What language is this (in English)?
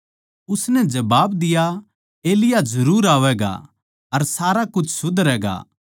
Haryanvi